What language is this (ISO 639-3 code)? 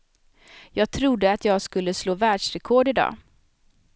swe